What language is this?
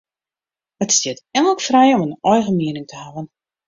Western Frisian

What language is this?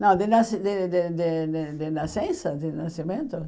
Portuguese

